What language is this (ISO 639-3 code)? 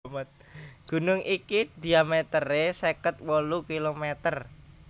jav